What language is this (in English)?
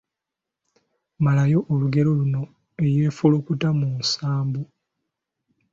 Ganda